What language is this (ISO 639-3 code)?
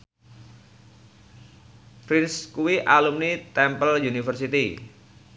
jav